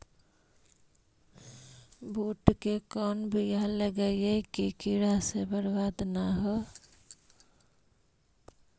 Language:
Magahi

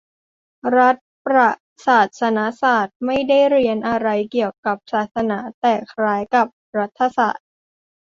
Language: Thai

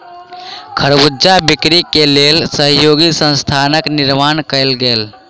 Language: Maithili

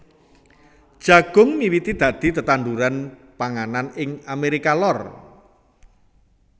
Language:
Javanese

